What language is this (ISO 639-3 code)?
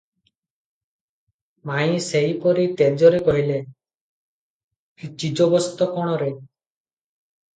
ori